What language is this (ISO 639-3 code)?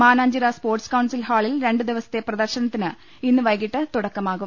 mal